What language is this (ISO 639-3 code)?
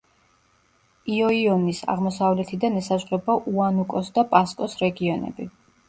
kat